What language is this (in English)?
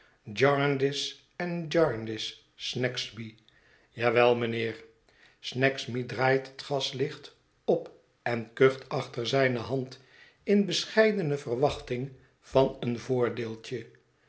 Dutch